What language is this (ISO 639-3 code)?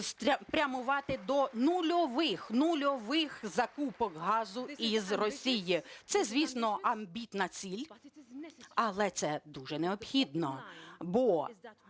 ukr